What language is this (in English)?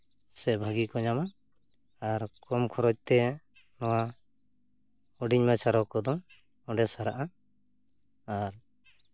Santali